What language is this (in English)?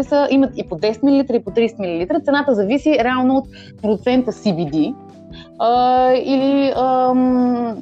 Bulgarian